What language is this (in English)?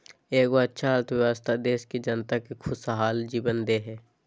Magahi